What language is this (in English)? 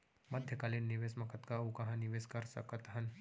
Chhattisgarhi